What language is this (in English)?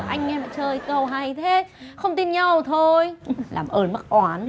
Vietnamese